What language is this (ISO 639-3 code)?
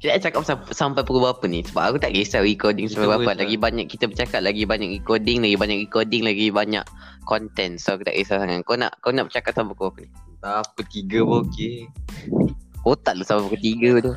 msa